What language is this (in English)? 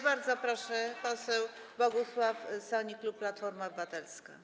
Polish